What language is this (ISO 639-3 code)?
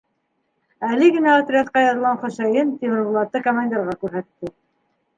bak